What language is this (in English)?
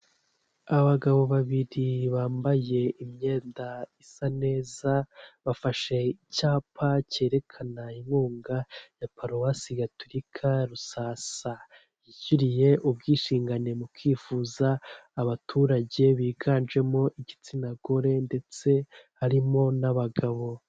Kinyarwanda